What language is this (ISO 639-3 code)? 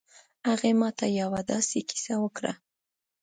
pus